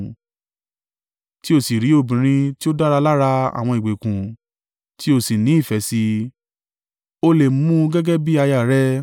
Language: Yoruba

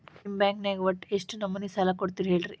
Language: Kannada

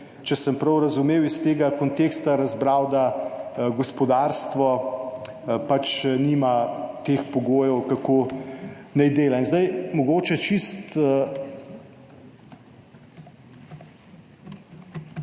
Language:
Slovenian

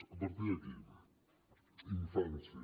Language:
Catalan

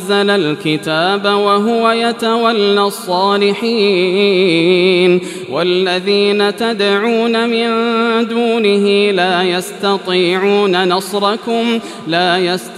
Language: Arabic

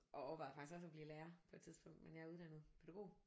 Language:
Danish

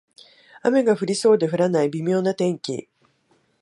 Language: Japanese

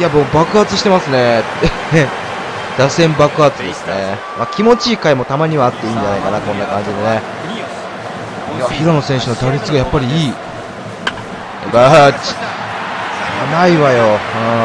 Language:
Japanese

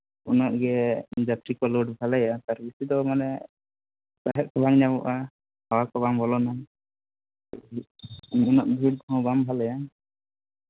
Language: Santali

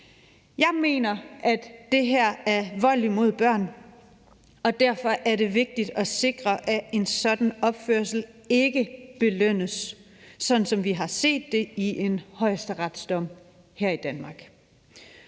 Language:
Danish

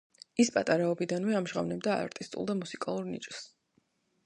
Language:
Georgian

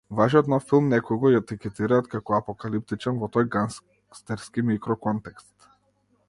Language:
Macedonian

